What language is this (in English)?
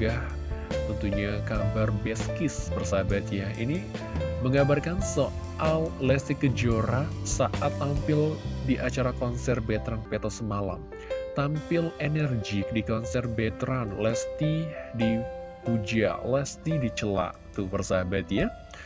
Indonesian